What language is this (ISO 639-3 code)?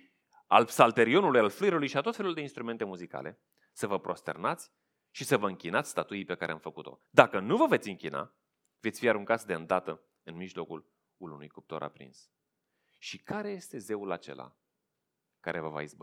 ron